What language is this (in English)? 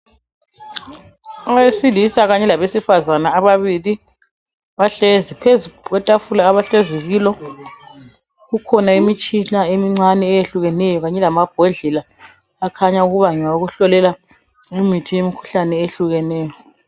North Ndebele